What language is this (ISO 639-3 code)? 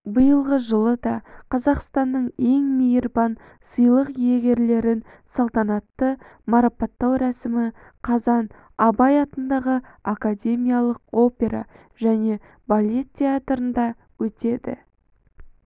kaz